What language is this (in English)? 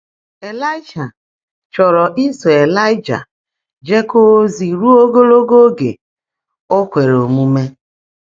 Igbo